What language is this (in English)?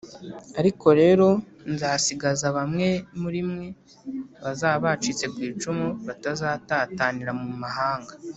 Kinyarwanda